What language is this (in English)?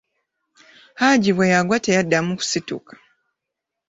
Ganda